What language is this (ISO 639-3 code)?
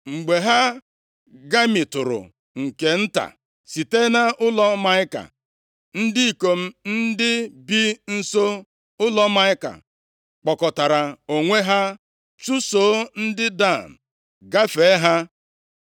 ibo